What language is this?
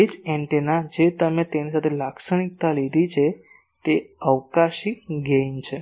Gujarati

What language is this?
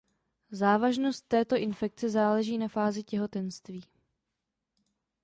Czech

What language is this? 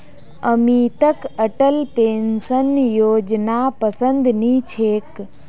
Magahi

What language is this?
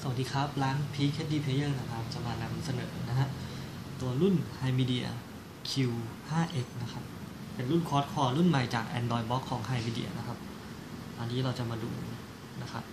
Thai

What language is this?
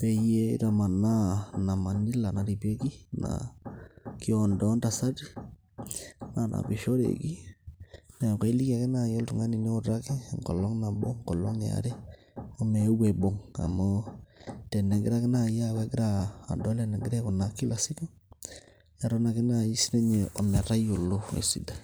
Masai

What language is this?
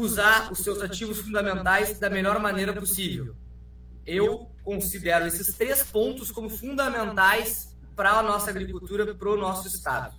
Portuguese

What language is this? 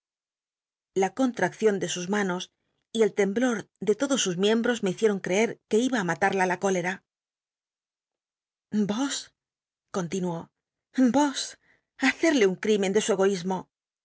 Spanish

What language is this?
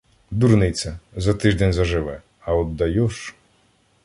Ukrainian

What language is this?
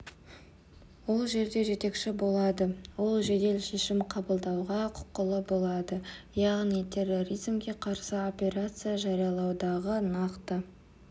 Kazakh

